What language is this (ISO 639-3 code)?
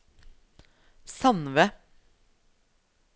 nor